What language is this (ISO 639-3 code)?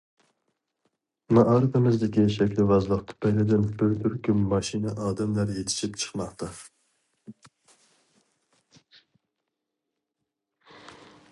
uig